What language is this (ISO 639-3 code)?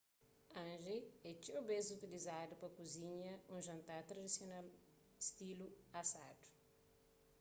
kea